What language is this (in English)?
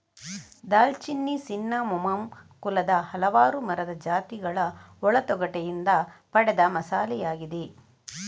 Kannada